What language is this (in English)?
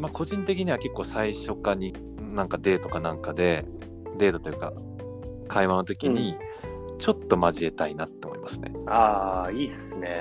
Japanese